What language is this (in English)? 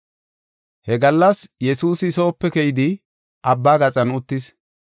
Gofa